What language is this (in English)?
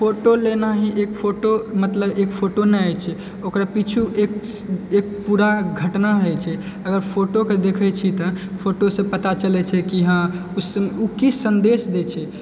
Maithili